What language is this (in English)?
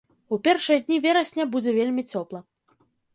Belarusian